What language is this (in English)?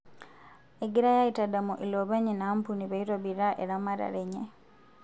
Masai